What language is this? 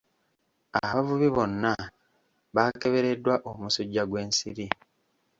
Ganda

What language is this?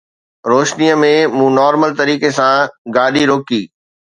Sindhi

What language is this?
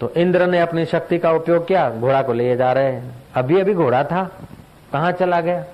Hindi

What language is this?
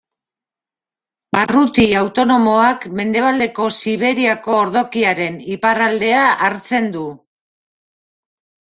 Basque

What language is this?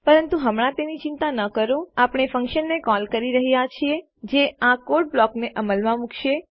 Gujarati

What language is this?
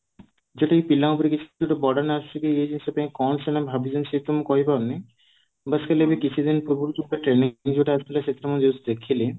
Odia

